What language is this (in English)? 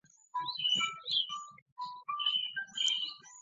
Chinese